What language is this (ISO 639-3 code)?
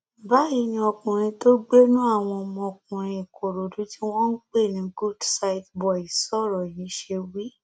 yor